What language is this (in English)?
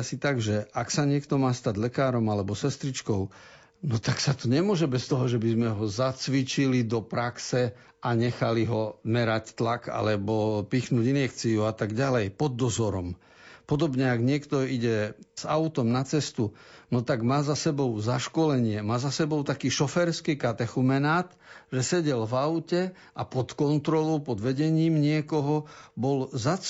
Slovak